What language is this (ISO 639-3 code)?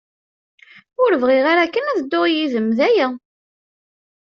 kab